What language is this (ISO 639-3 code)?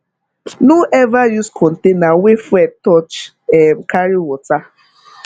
pcm